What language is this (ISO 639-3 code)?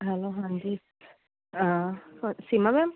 pan